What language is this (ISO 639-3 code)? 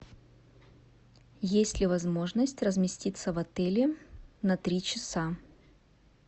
rus